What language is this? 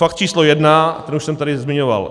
Czech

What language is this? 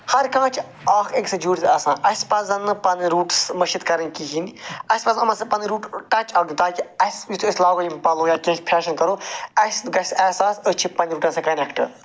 Kashmiri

